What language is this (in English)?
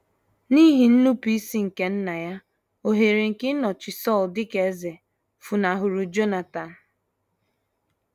Igbo